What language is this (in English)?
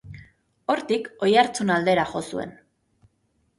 Basque